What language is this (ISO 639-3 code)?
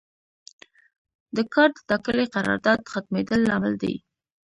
pus